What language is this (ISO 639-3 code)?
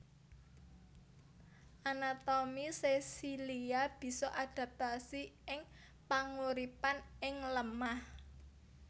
jav